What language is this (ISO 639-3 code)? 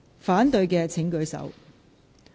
yue